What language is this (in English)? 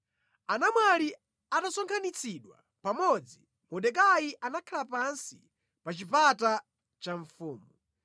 Nyanja